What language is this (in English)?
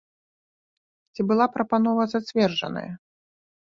Belarusian